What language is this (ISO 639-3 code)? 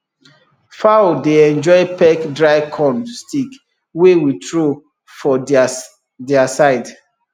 pcm